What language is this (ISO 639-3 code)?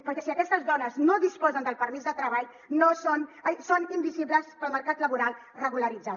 cat